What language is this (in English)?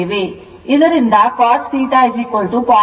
Kannada